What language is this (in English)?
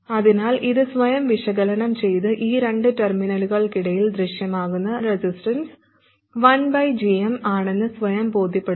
Malayalam